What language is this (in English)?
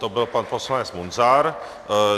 Czech